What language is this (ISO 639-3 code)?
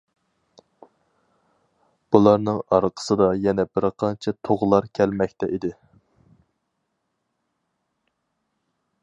uig